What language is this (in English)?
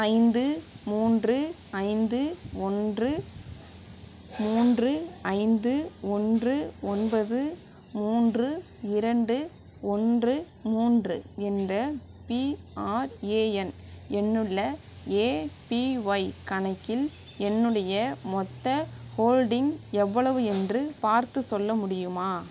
Tamil